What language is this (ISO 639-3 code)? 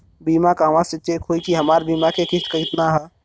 bho